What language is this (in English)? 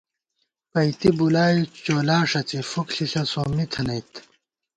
Gawar-Bati